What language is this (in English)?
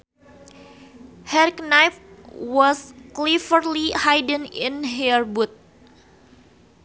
Sundanese